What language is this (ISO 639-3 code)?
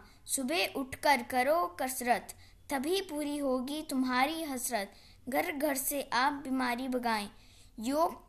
hin